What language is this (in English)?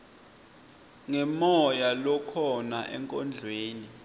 Swati